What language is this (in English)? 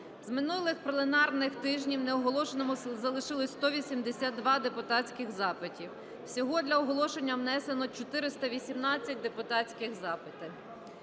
Ukrainian